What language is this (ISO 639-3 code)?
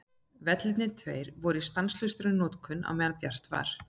isl